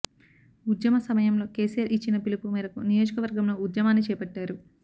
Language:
Telugu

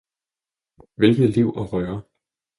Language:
Danish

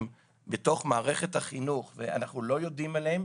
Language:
Hebrew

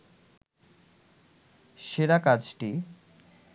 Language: Bangla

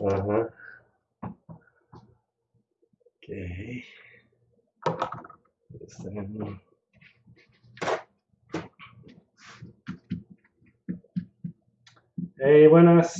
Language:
Spanish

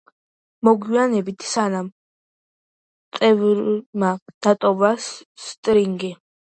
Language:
Georgian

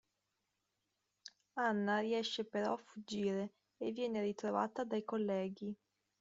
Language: Italian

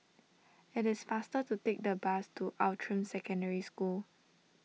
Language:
English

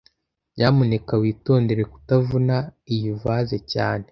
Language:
Kinyarwanda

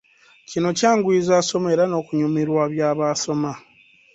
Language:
Ganda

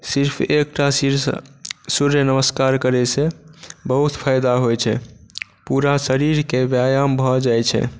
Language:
Maithili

